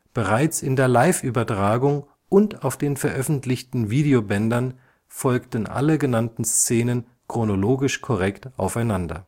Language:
German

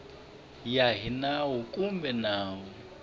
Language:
Tsonga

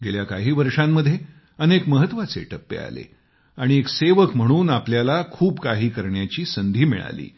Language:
Marathi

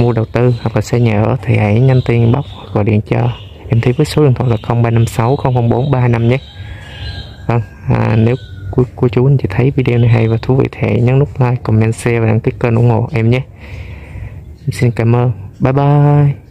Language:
Vietnamese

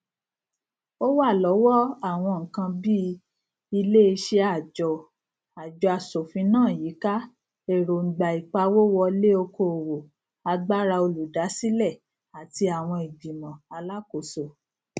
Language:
Yoruba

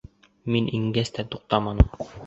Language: Bashkir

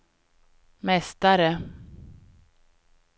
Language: Swedish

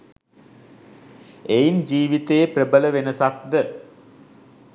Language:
Sinhala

